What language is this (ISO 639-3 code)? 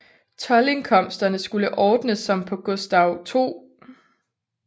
dan